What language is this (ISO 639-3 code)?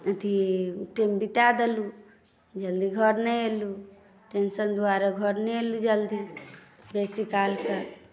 mai